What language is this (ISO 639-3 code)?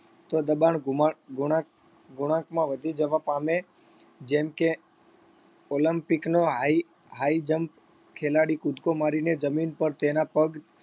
guj